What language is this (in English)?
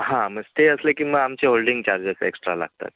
Marathi